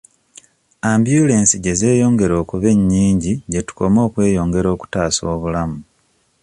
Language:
Ganda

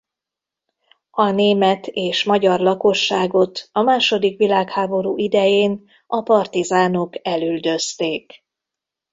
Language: Hungarian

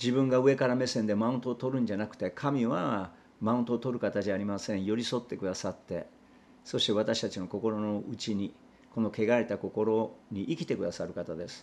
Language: Japanese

